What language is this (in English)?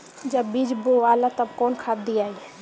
Bhojpuri